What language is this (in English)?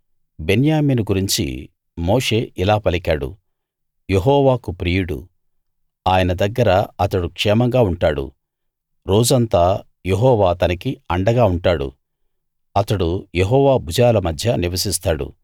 Telugu